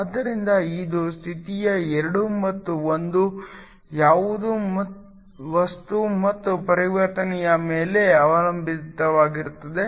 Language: Kannada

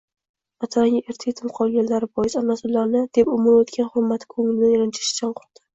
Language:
Uzbek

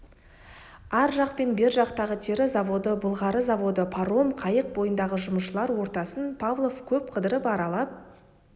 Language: Kazakh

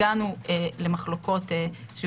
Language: Hebrew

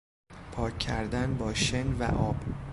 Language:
Persian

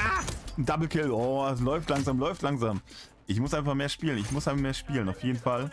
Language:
German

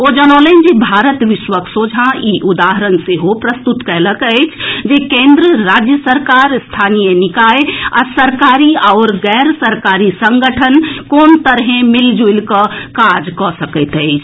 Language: Maithili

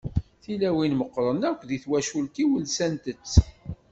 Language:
Kabyle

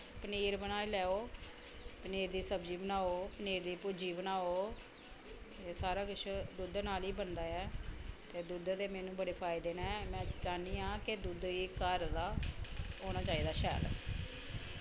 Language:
Dogri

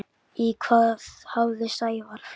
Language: Icelandic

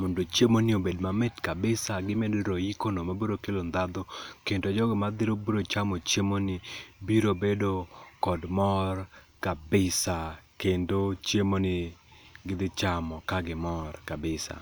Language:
Luo (Kenya and Tanzania)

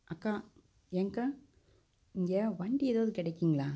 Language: Tamil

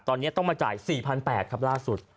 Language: Thai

